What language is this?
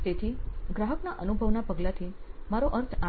Gujarati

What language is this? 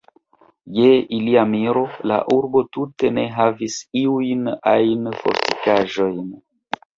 Esperanto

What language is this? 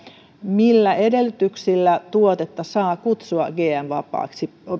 Finnish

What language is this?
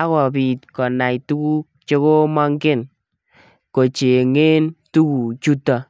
Kalenjin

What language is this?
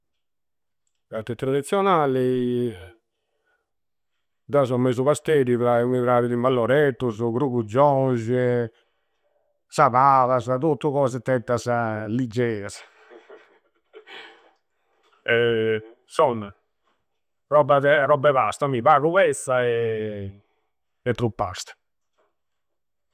Campidanese Sardinian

